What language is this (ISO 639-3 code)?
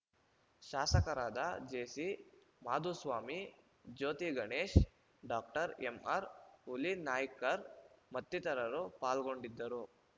kan